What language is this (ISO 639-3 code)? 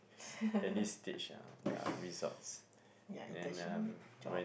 eng